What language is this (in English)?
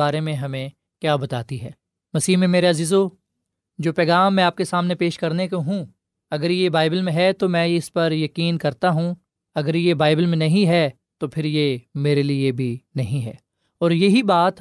Urdu